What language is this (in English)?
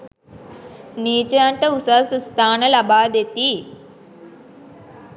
Sinhala